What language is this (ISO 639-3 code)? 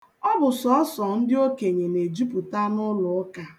ibo